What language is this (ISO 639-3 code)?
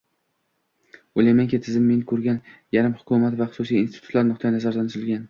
uzb